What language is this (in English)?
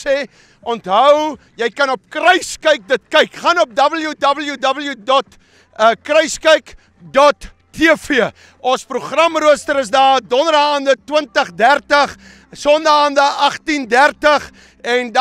Dutch